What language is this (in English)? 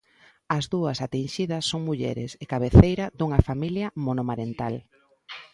Galician